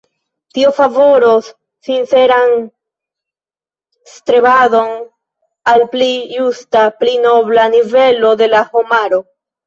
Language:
Esperanto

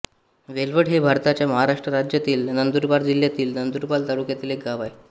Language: Marathi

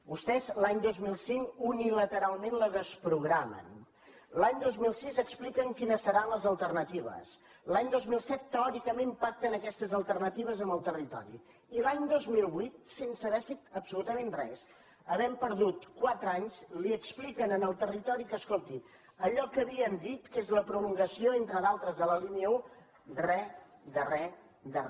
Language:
Catalan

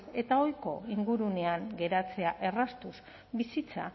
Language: Basque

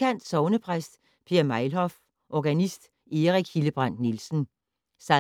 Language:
Danish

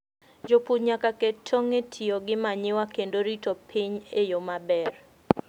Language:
Luo (Kenya and Tanzania)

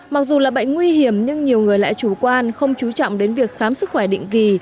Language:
Vietnamese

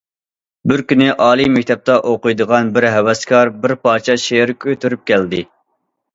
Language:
Uyghur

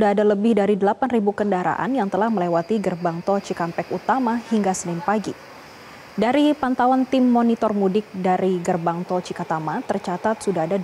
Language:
Indonesian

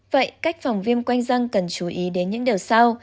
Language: Vietnamese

